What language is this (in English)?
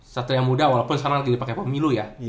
Indonesian